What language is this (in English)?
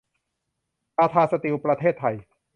Thai